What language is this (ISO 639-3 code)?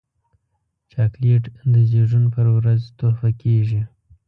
pus